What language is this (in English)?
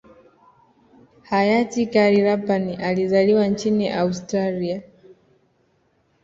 Swahili